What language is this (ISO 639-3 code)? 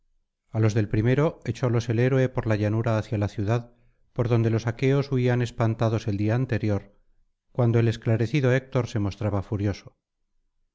spa